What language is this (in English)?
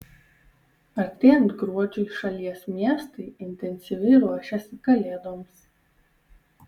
Lithuanian